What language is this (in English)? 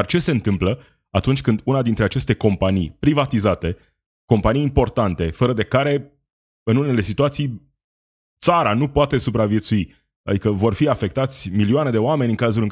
Romanian